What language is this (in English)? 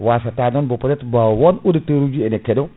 Fula